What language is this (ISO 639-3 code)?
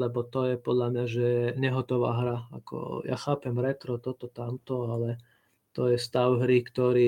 slk